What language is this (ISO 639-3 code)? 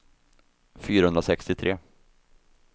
swe